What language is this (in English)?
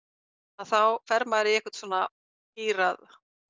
Icelandic